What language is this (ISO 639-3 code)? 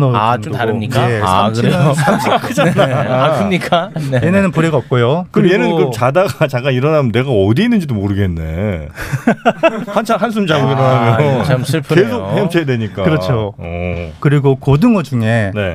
kor